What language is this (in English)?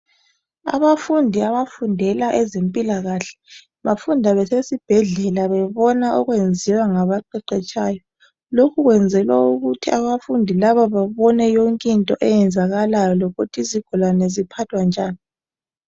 North Ndebele